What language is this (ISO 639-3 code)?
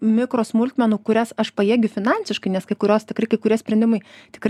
lit